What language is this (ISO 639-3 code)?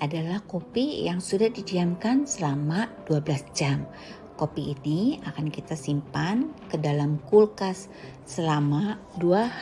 ind